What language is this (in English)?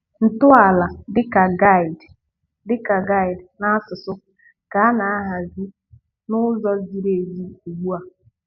Igbo